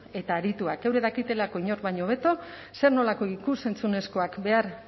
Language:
Basque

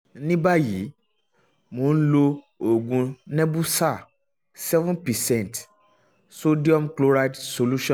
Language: Yoruba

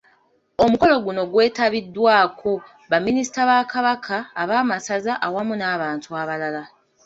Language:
Ganda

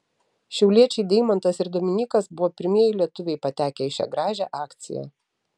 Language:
Lithuanian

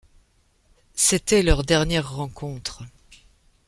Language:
French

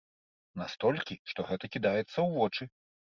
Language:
Belarusian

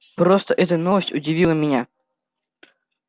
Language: Russian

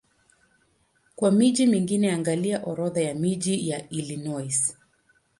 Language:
Swahili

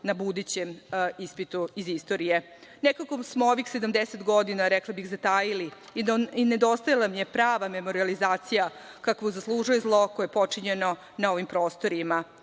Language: Serbian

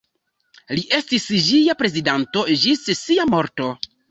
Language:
Esperanto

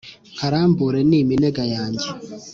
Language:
Kinyarwanda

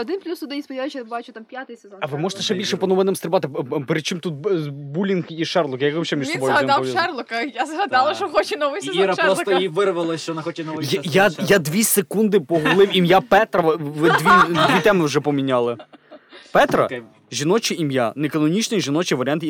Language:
Ukrainian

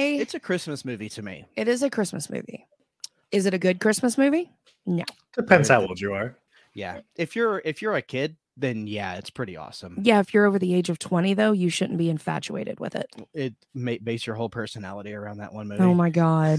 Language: English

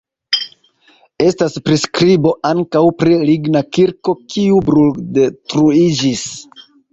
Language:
Esperanto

